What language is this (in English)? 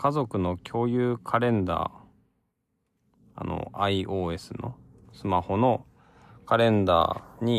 Japanese